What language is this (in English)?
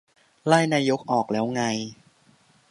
Thai